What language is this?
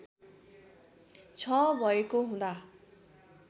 Nepali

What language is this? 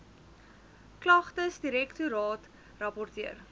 Afrikaans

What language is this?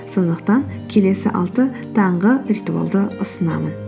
Kazakh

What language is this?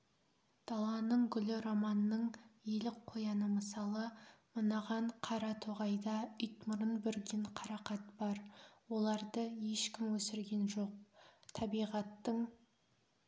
Kazakh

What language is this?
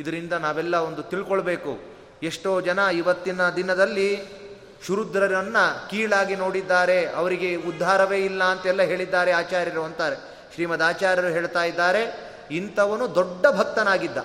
Kannada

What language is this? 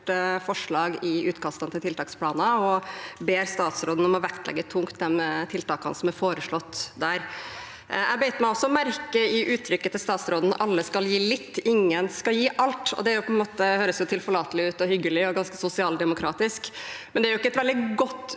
Norwegian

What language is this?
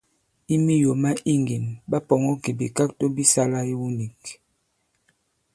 Bankon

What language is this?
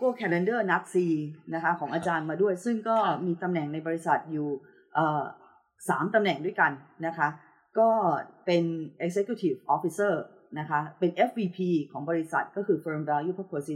Thai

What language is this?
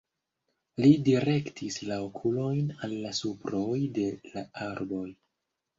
Esperanto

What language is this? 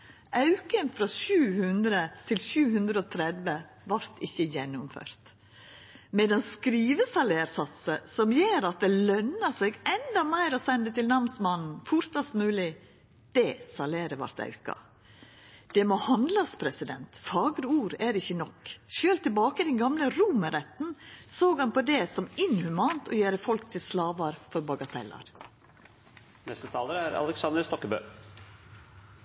Norwegian Nynorsk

